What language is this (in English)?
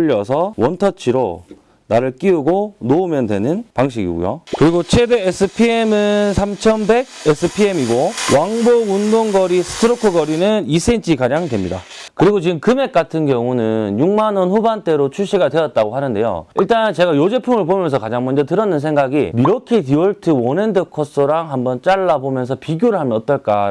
Korean